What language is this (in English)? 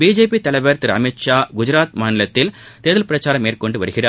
Tamil